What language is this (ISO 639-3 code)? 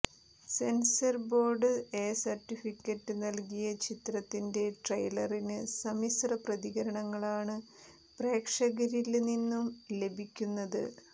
mal